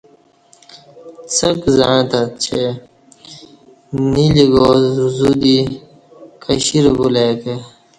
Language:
Kati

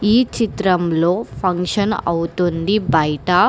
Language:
Telugu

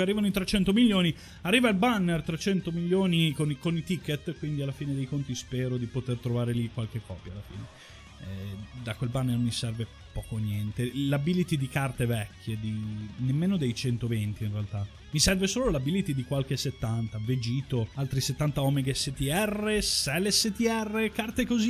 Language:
Italian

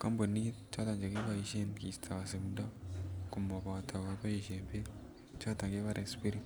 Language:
Kalenjin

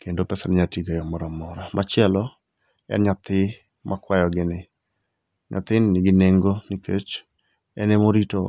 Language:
Luo (Kenya and Tanzania)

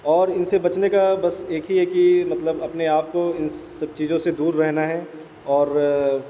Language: Urdu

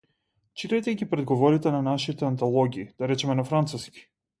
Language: Macedonian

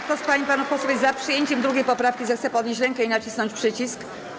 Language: Polish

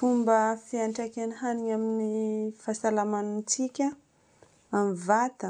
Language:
Northern Betsimisaraka Malagasy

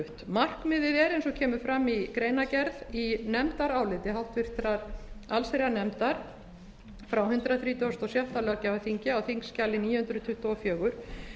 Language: Icelandic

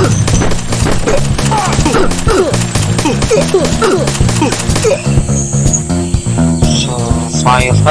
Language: Indonesian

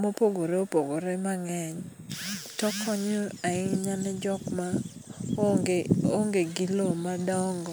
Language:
Luo (Kenya and Tanzania)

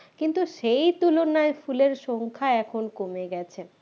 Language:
Bangla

